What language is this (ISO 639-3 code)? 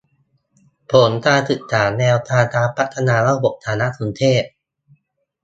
tha